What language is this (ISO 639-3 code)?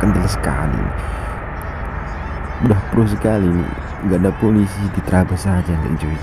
ind